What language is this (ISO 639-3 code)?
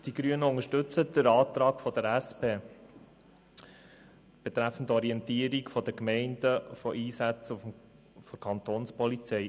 gsw